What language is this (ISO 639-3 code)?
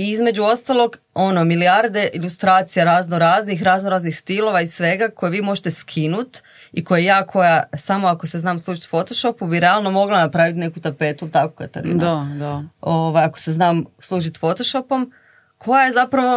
hrv